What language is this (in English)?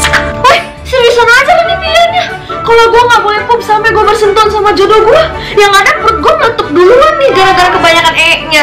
Indonesian